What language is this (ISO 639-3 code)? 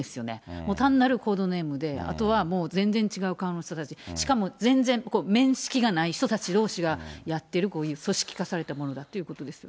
jpn